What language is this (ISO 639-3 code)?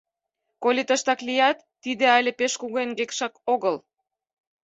chm